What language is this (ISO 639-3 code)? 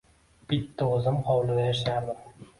uzb